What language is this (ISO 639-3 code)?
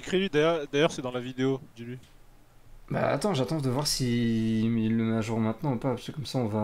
fra